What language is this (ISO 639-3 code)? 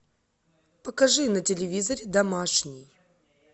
rus